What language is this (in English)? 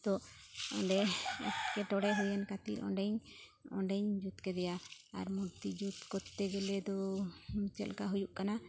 Santali